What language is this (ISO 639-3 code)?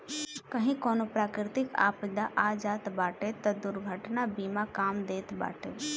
bho